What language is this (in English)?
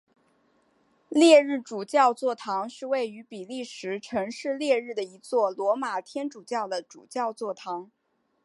Chinese